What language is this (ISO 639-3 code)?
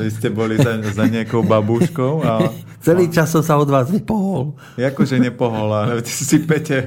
slk